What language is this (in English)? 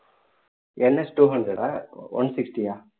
Tamil